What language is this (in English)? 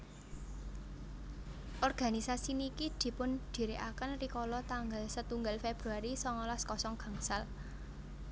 Javanese